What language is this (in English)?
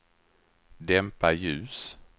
Swedish